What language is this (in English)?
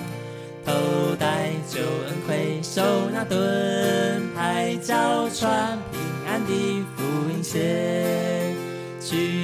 Chinese